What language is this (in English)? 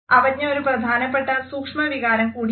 Malayalam